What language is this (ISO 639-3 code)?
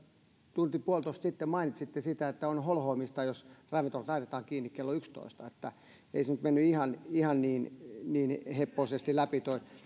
fin